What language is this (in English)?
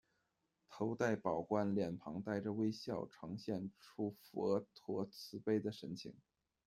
Chinese